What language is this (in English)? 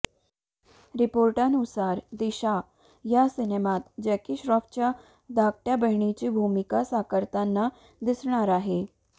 Marathi